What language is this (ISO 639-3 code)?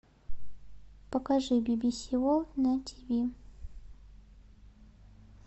rus